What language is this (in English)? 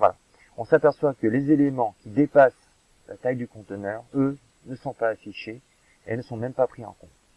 French